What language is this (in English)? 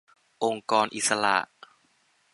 Thai